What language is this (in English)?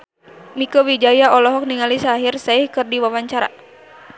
Sundanese